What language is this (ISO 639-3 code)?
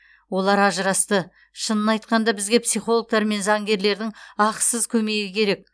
kaz